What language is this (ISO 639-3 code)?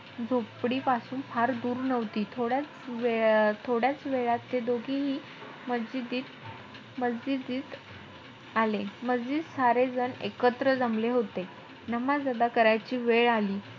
mar